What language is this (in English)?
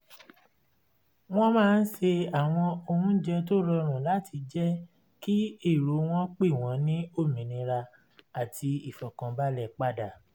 Yoruba